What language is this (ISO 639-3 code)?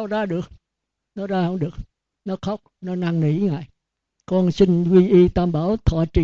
vie